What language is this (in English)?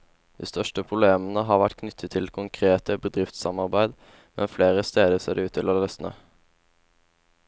Norwegian